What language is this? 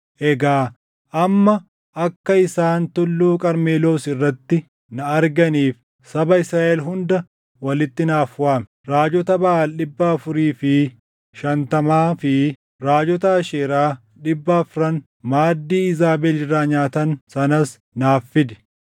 Oromo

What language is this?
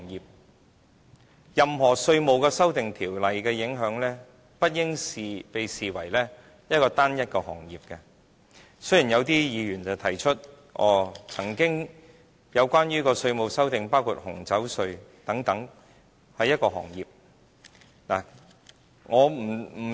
Cantonese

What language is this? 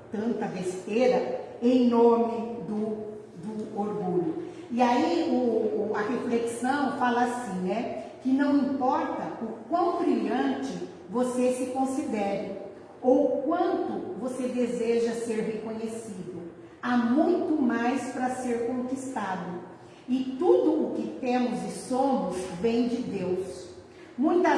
Portuguese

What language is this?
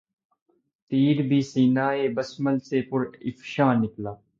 Urdu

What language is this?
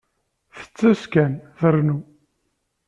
Kabyle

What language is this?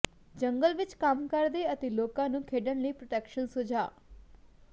Punjabi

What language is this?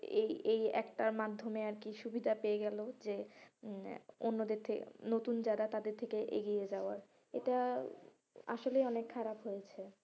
Bangla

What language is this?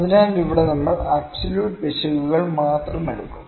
Malayalam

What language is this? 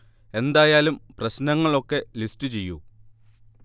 Malayalam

